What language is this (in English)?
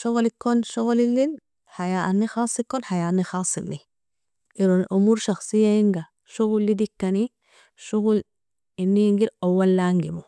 Nobiin